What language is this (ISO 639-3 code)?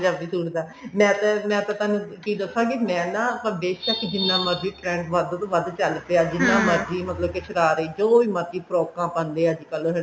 pan